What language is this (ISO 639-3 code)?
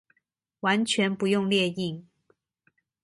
zho